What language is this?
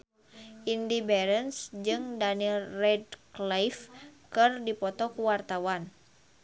Sundanese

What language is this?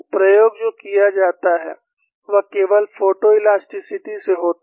Hindi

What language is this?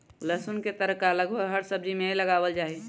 Magahi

